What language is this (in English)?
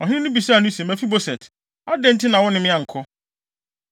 Akan